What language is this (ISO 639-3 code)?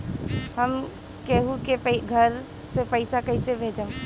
bho